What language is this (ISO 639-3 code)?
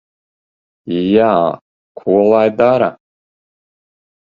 lav